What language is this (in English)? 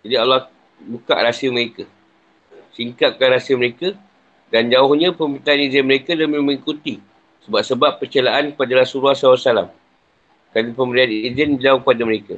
Malay